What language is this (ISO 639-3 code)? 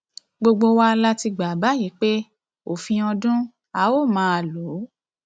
yor